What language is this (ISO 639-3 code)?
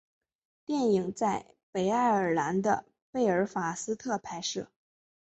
zho